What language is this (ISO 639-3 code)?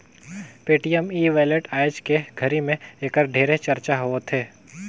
hne